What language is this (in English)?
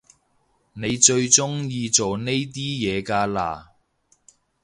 Cantonese